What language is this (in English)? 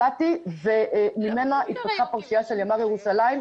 Hebrew